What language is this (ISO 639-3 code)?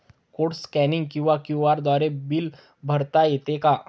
mar